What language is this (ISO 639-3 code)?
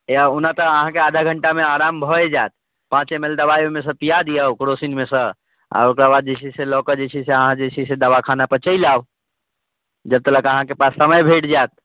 mai